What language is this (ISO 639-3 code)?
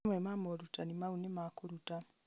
kik